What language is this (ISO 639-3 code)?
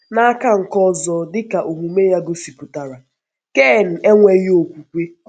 ibo